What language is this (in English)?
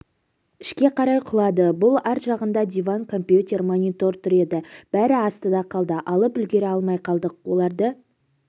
Kazakh